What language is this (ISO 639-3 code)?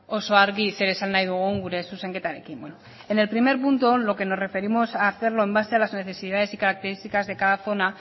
spa